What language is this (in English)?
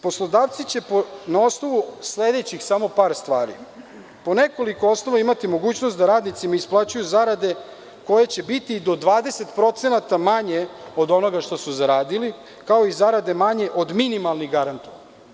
Serbian